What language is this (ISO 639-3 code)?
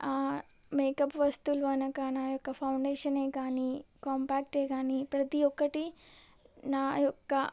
tel